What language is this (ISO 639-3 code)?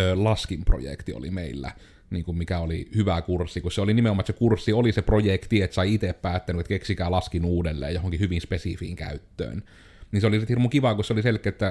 fin